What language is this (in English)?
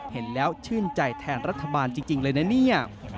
Thai